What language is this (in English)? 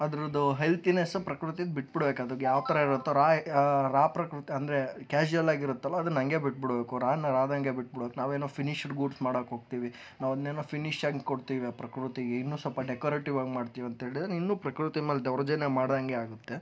Kannada